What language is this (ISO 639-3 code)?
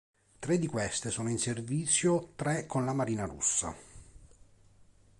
ita